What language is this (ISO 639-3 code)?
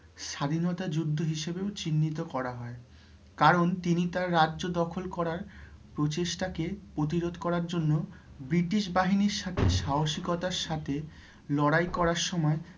ben